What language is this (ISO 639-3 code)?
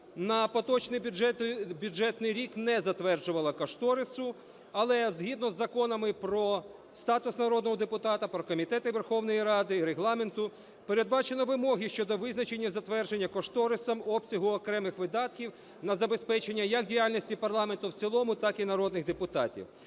ukr